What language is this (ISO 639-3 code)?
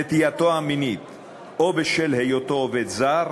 heb